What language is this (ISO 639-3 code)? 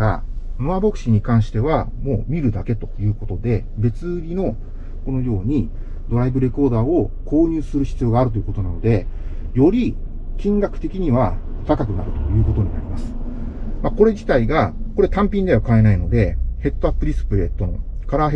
jpn